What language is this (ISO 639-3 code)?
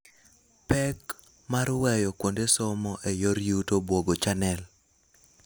luo